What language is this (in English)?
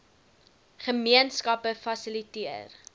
Afrikaans